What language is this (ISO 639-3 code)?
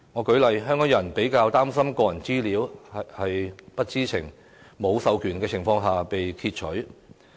yue